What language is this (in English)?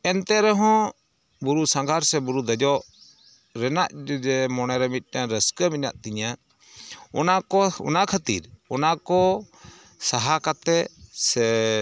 Santali